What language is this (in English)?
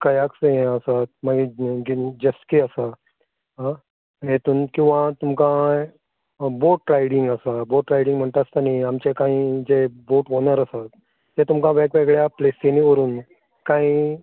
Konkani